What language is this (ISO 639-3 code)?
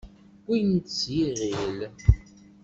kab